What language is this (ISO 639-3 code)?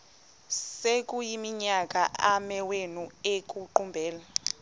xho